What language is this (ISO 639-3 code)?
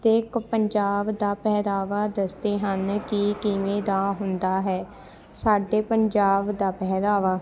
pan